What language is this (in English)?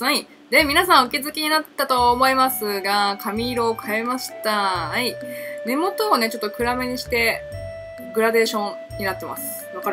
Japanese